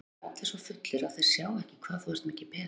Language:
Icelandic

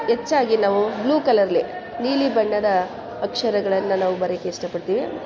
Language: Kannada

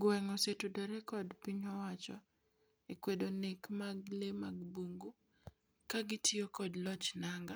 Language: Luo (Kenya and Tanzania)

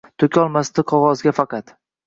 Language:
Uzbek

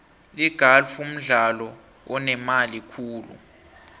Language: South Ndebele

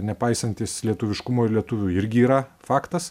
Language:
Lithuanian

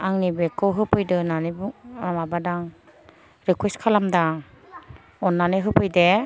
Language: Bodo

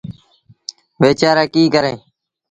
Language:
Sindhi Bhil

